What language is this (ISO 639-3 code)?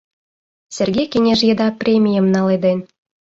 chm